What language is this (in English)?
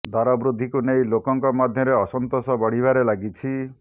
Odia